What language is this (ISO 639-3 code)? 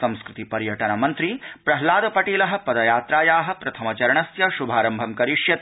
san